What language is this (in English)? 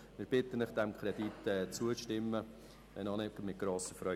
Swiss German